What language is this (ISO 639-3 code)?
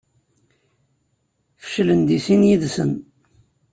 kab